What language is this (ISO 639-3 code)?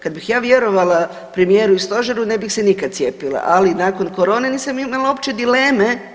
hrv